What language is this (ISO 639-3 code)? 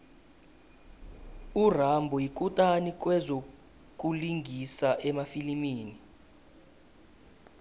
nbl